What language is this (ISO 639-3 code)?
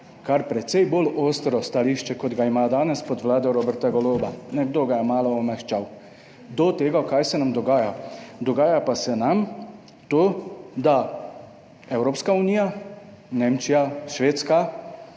slv